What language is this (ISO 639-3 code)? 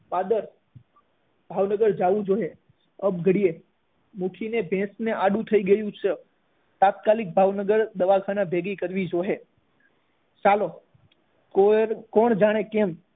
guj